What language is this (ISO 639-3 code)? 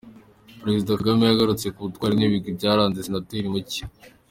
kin